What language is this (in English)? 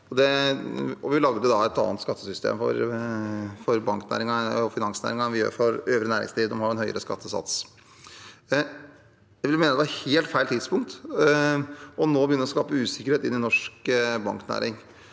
Norwegian